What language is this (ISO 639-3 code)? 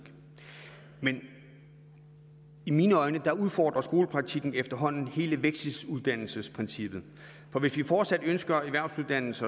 dan